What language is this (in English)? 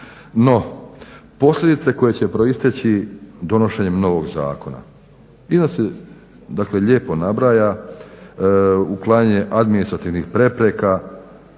Croatian